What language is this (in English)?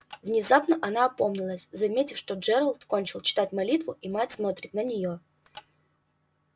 Russian